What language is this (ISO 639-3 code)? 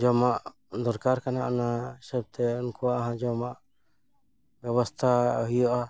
sat